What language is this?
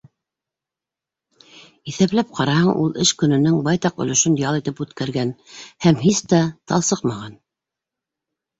Bashkir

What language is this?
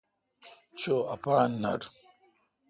Kalkoti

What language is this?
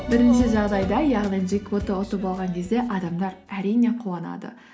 Kazakh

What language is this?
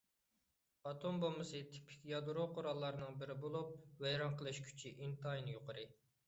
Uyghur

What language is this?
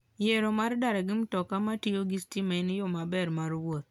Luo (Kenya and Tanzania)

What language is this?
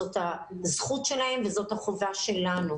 Hebrew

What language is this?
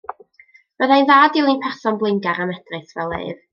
Welsh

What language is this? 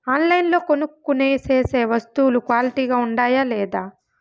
Telugu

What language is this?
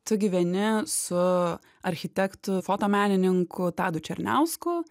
Lithuanian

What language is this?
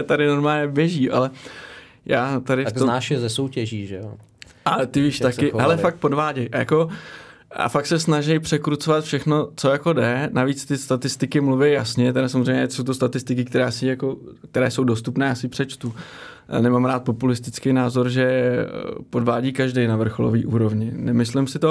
Czech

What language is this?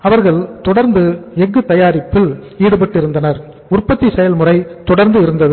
Tamil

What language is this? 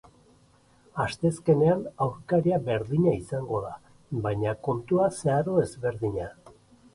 Basque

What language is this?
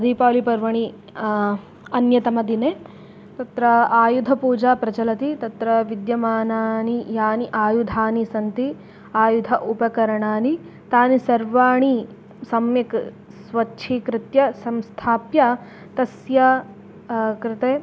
Sanskrit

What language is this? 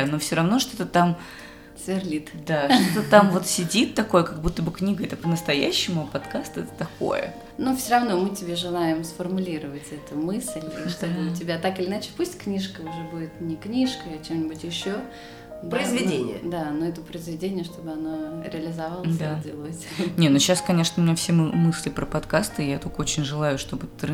Russian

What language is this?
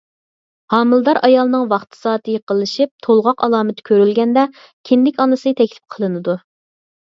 Uyghur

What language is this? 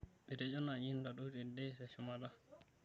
Masai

